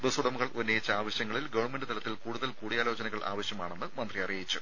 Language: Malayalam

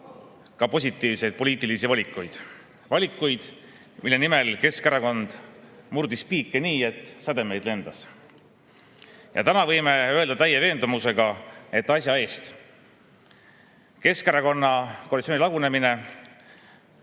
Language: Estonian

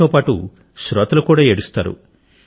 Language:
Telugu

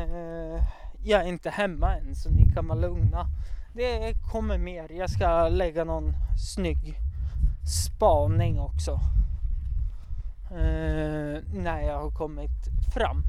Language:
Swedish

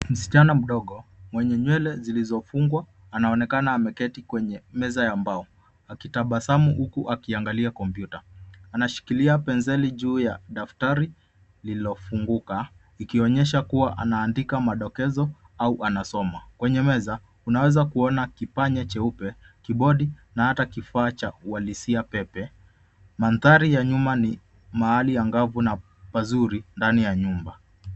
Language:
Swahili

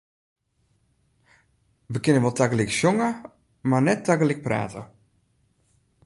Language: Western Frisian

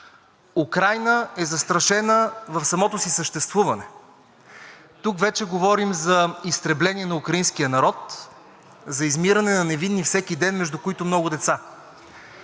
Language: Bulgarian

